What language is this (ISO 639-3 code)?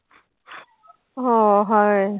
pan